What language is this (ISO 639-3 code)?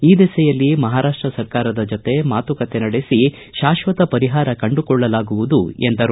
kan